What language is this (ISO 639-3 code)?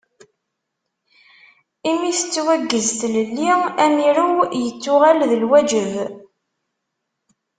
kab